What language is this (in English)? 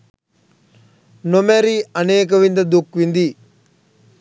Sinhala